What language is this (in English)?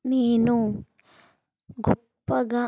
Telugu